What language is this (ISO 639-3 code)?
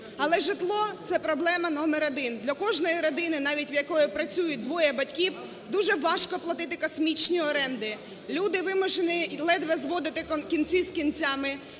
ukr